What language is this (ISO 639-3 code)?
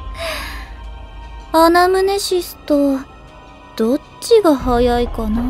jpn